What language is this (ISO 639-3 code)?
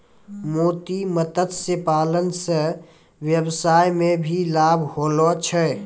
mai